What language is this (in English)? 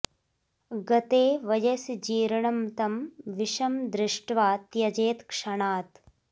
Sanskrit